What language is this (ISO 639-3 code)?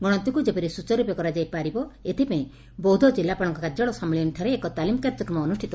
ori